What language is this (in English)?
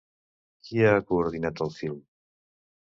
Catalan